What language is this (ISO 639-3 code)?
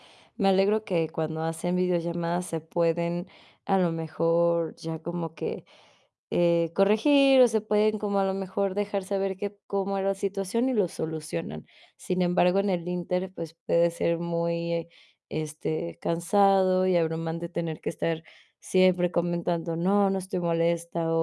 spa